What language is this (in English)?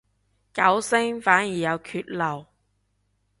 Cantonese